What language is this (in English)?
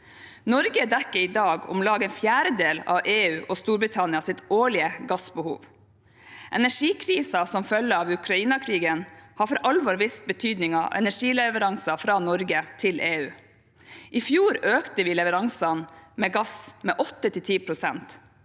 Norwegian